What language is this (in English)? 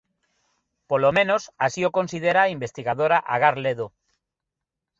Galician